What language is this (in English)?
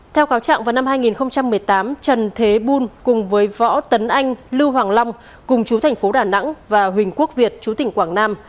Vietnamese